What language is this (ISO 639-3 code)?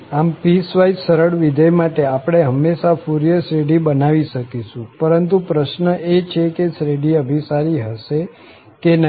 guj